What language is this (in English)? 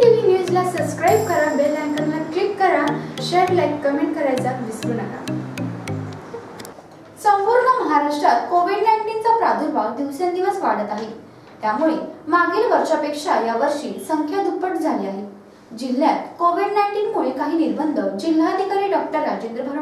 Hindi